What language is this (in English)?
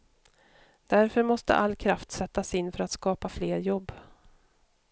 Swedish